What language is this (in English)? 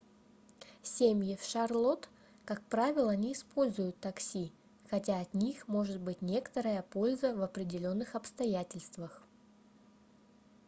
Russian